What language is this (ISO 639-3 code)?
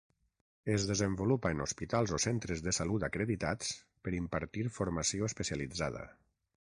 cat